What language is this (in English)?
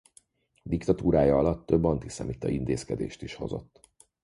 Hungarian